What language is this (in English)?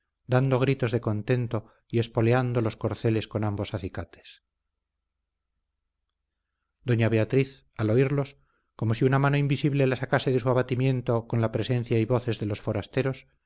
Spanish